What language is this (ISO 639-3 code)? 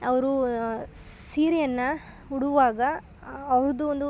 kan